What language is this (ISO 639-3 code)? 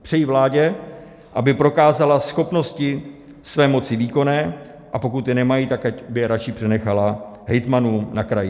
ces